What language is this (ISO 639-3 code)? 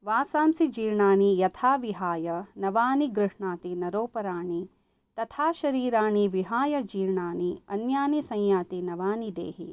san